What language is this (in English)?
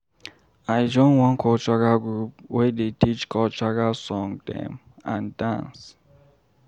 Nigerian Pidgin